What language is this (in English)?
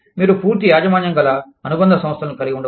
Telugu